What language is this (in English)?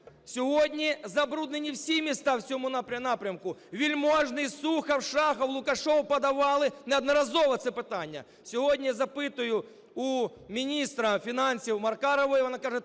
Ukrainian